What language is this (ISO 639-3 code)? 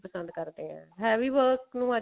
pan